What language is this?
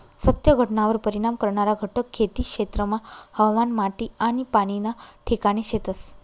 Marathi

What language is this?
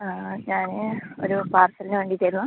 Malayalam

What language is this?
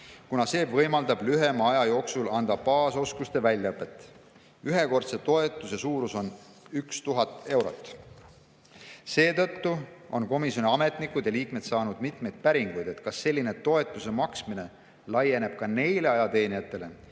Estonian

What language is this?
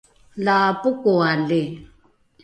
Rukai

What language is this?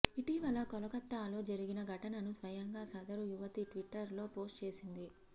Telugu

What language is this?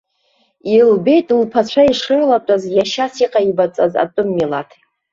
Abkhazian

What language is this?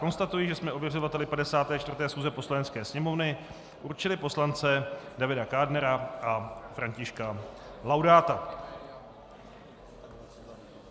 Czech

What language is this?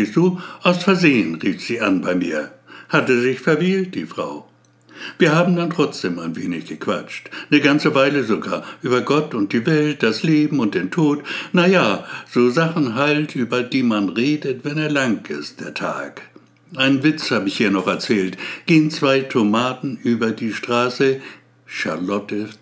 German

